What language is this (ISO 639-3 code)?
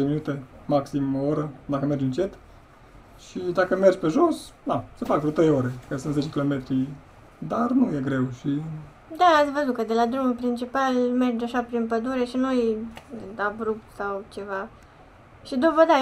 ron